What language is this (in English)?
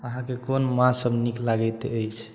Maithili